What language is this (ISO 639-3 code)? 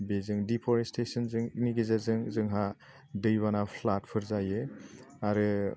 brx